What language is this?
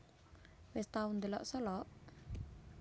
Javanese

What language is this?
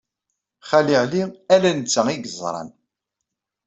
Kabyle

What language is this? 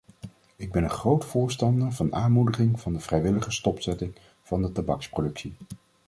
Dutch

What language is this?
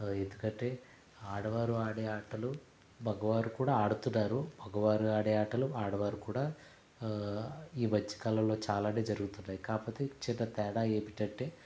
Telugu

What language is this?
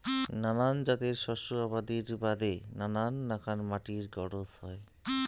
Bangla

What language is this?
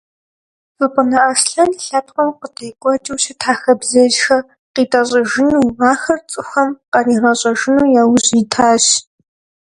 Kabardian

